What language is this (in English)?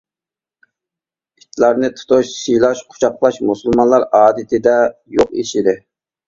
Uyghur